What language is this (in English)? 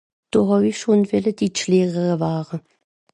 Swiss German